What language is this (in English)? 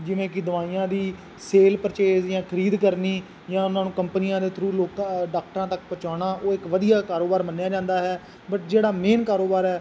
Punjabi